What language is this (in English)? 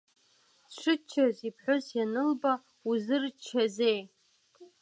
Abkhazian